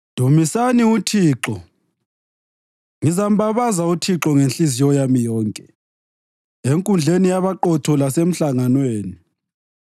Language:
North Ndebele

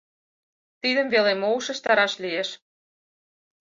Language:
Mari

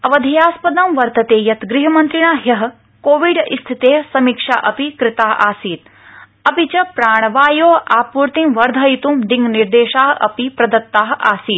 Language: Sanskrit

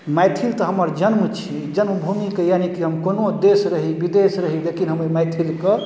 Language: Maithili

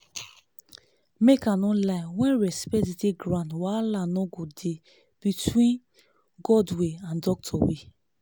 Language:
Nigerian Pidgin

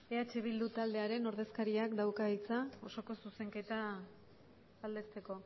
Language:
Basque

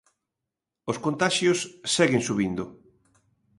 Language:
Galician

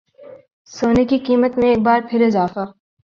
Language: Urdu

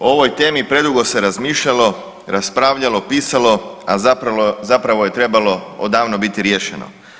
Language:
Croatian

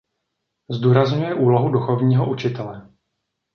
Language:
Czech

